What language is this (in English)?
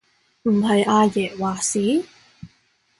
Cantonese